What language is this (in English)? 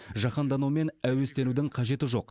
Kazakh